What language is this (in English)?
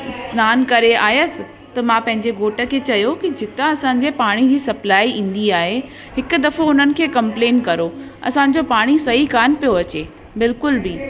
Sindhi